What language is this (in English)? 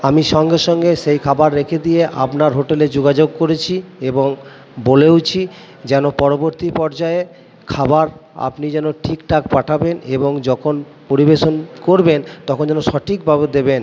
Bangla